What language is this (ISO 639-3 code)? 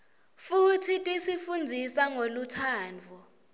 ssw